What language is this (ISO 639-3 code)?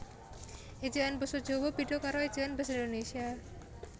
jav